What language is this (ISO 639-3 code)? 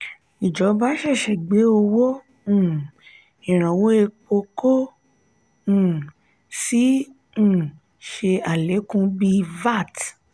yor